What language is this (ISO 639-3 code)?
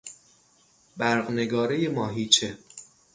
fas